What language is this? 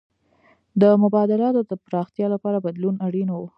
Pashto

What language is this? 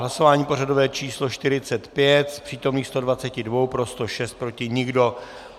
Czech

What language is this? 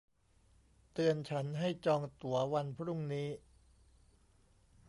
Thai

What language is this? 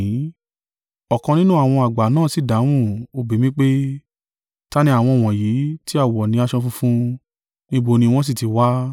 Yoruba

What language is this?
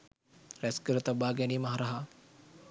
Sinhala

